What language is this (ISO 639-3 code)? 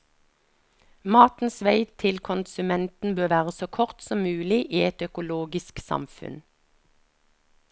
nor